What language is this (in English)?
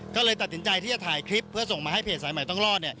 Thai